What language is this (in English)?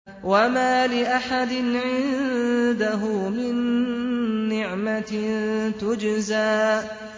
Arabic